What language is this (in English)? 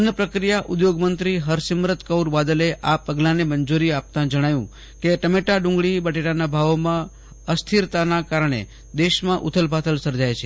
Gujarati